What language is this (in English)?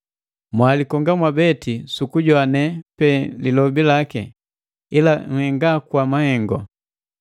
Matengo